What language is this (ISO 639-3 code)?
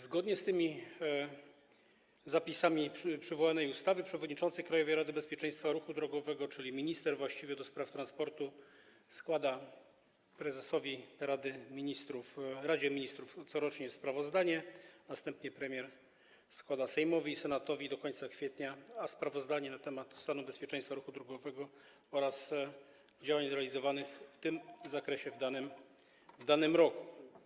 pol